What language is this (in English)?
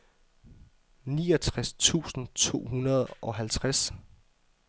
Danish